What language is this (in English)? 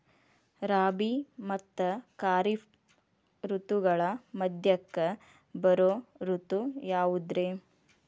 Kannada